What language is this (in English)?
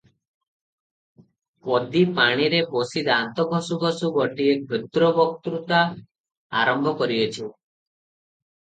Odia